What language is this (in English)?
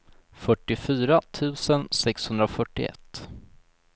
Swedish